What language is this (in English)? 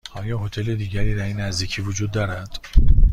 Persian